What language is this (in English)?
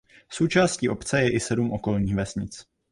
Czech